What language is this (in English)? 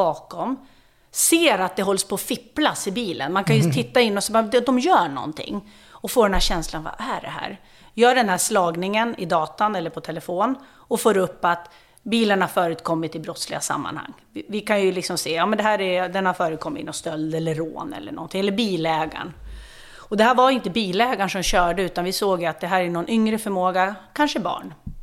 Swedish